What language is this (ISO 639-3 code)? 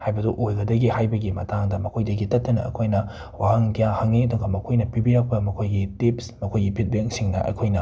mni